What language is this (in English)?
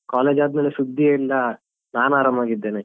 Kannada